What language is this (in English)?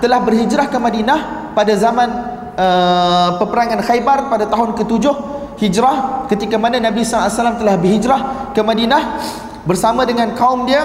Malay